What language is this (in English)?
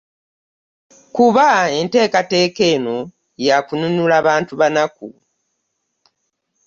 Ganda